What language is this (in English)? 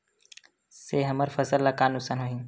Chhattisgarhi